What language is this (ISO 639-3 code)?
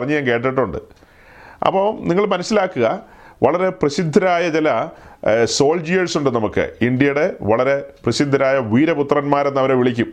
mal